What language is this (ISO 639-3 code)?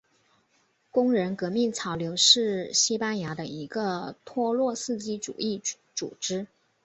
zho